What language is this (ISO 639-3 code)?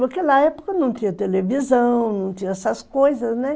por